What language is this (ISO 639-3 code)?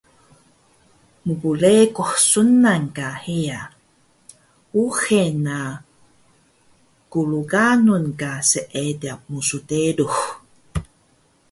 trv